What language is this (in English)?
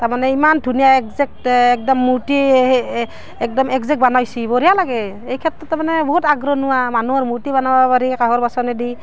Assamese